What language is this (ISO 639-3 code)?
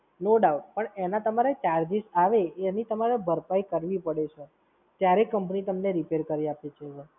guj